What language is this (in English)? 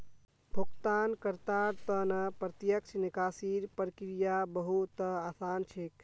Magahi